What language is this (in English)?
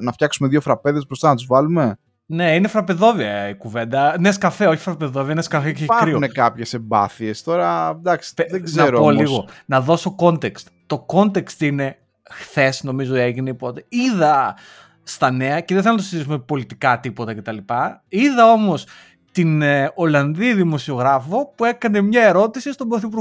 Greek